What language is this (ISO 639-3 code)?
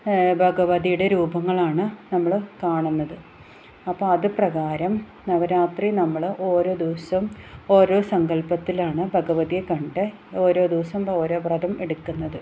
mal